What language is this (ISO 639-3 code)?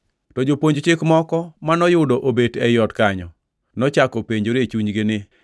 luo